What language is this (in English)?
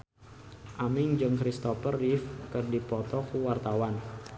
Sundanese